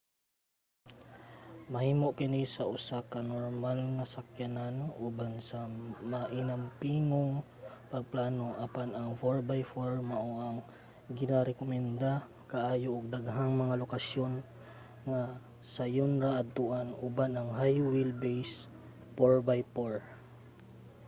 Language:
Cebuano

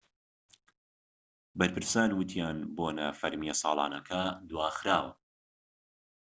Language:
Central Kurdish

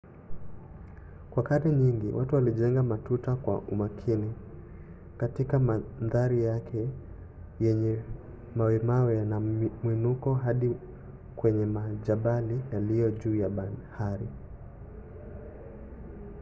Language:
Swahili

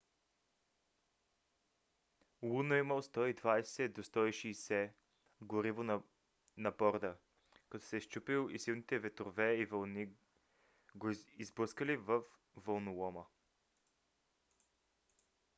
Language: Bulgarian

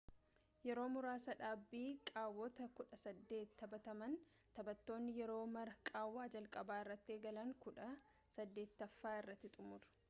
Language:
Oromo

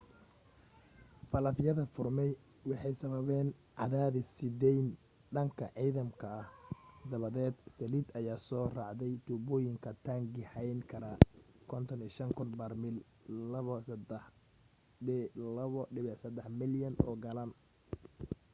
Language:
Somali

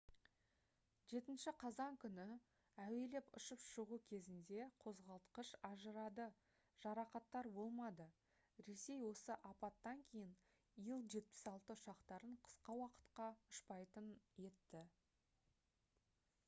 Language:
Kazakh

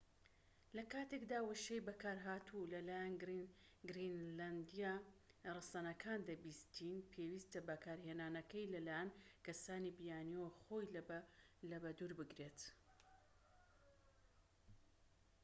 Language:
Central Kurdish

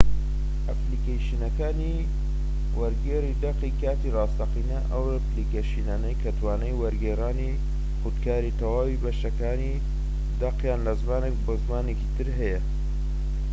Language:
Central Kurdish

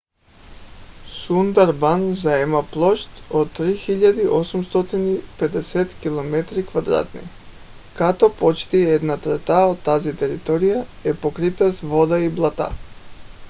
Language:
Bulgarian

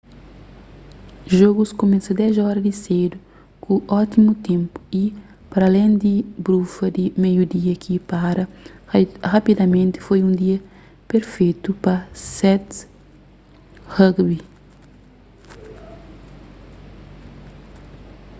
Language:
Kabuverdianu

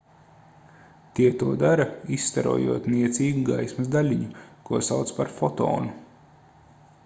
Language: Latvian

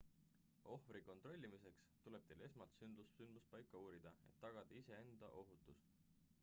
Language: Estonian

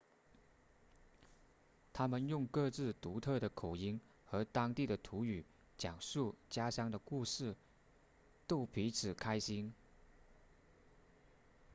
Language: Chinese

